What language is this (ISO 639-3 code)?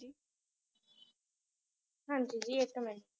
pan